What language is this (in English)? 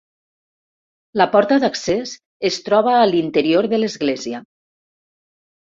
Catalan